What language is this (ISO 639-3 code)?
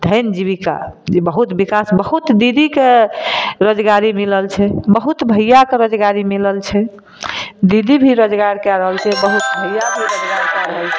mai